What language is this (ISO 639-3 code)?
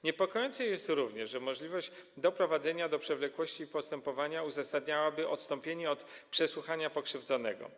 pol